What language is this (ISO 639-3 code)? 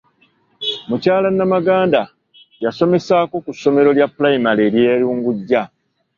lug